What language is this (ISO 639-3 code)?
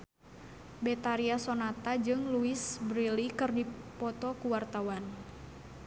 sun